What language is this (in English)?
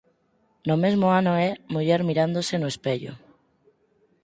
Galician